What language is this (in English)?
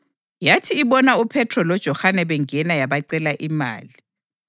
North Ndebele